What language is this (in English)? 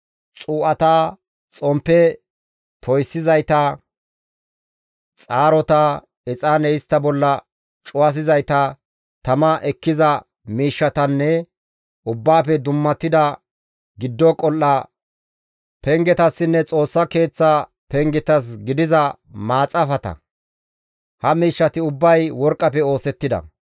Gamo